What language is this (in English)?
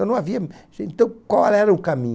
Portuguese